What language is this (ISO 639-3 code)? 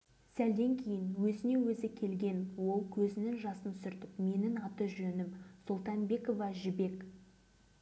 kaz